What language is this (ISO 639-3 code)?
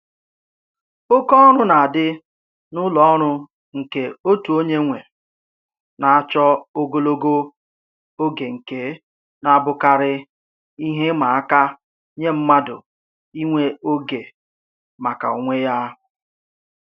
ibo